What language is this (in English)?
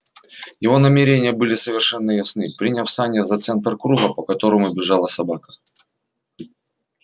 Russian